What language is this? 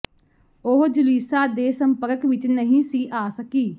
Punjabi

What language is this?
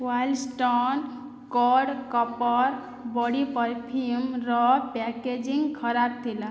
Odia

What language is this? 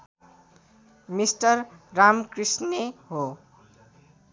Nepali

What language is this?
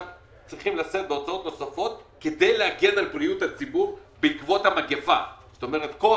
Hebrew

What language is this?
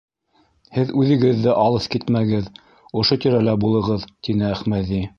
Bashkir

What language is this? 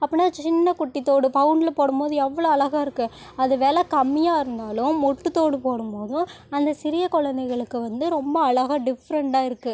Tamil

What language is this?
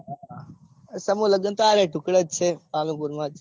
Gujarati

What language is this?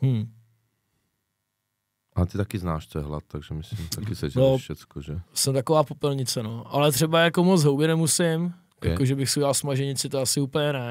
Czech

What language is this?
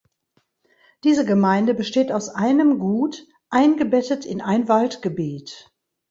German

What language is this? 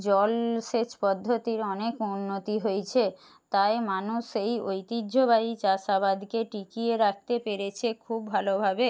Bangla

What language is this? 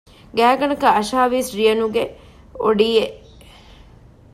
Divehi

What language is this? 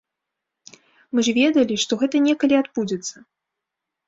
Belarusian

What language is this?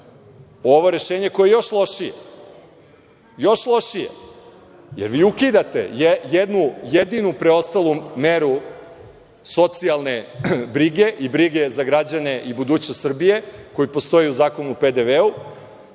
Serbian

